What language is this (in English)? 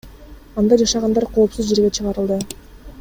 Kyrgyz